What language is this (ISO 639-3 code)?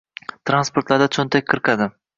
uzb